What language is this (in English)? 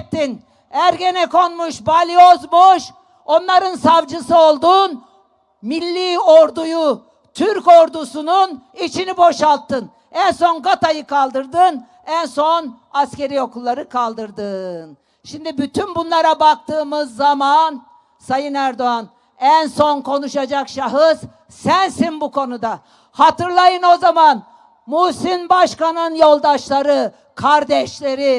Turkish